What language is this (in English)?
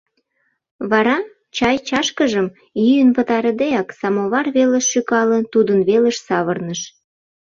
Mari